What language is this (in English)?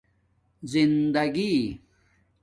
Domaaki